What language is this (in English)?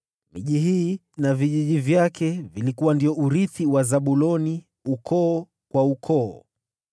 Swahili